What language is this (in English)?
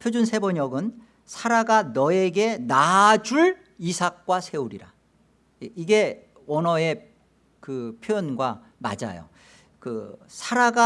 Korean